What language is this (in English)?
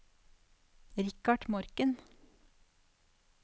Norwegian